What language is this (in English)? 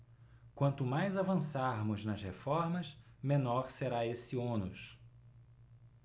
Portuguese